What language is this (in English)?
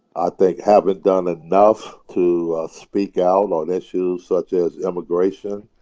English